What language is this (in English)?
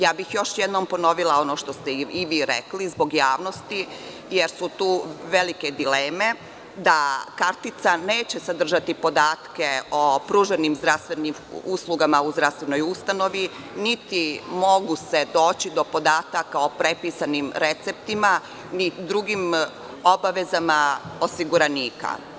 Serbian